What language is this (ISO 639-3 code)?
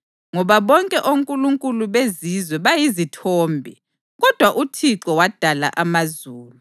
nde